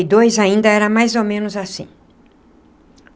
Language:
Portuguese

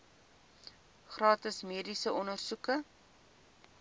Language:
Afrikaans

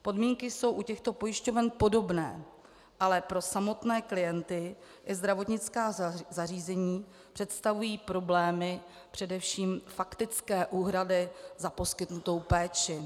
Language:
Czech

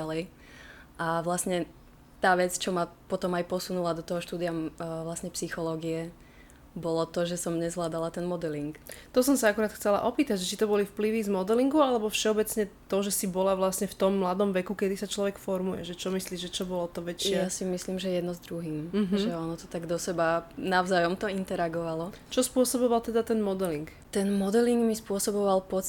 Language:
Slovak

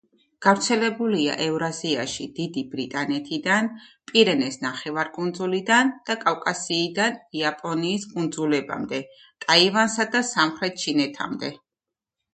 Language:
Georgian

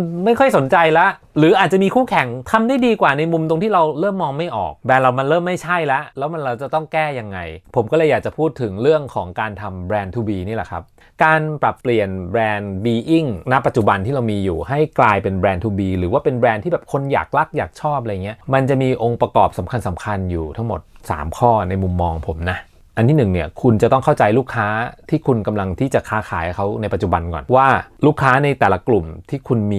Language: Thai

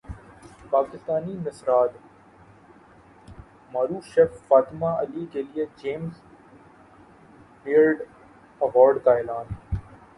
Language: Urdu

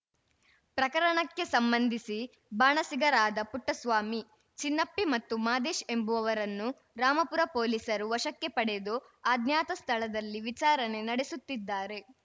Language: Kannada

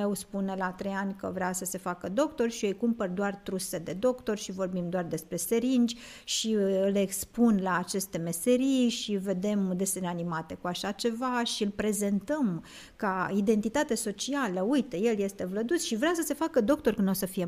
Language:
Romanian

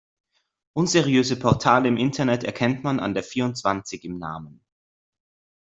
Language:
German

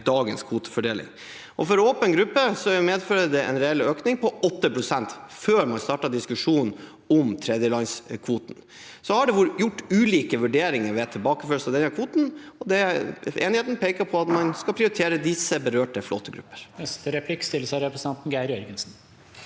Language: Norwegian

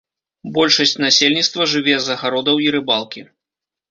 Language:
Belarusian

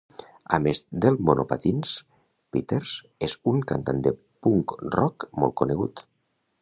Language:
Catalan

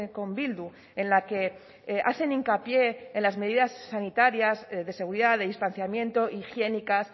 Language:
Spanish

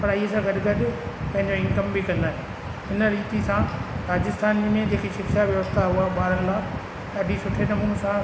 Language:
Sindhi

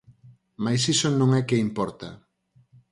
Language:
Galician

